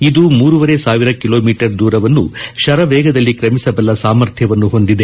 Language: Kannada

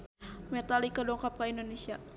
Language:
Sundanese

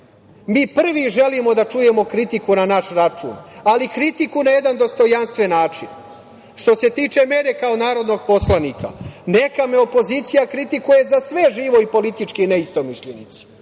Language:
Serbian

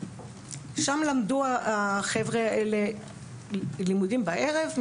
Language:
Hebrew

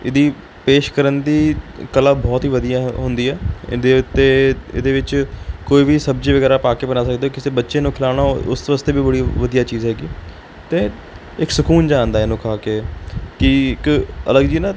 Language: Punjabi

